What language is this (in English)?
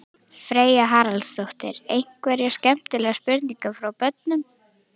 Icelandic